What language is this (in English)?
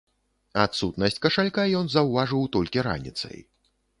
Belarusian